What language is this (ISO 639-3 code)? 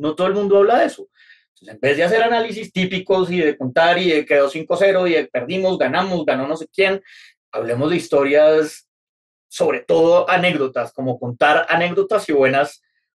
spa